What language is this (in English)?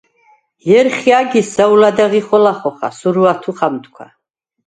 Svan